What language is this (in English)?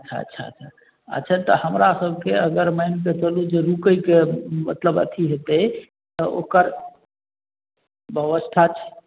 Maithili